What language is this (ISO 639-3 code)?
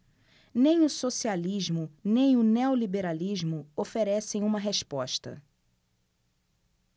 por